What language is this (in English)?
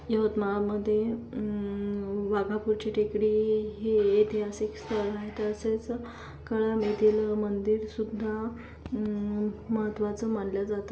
Marathi